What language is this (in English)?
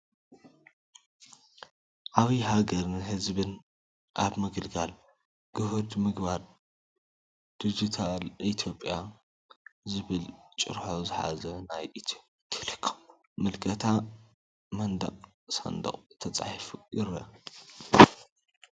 Tigrinya